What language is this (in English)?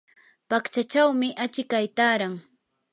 Yanahuanca Pasco Quechua